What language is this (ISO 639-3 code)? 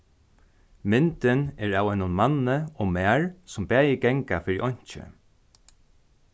fao